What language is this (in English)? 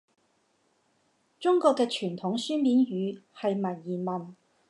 Cantonese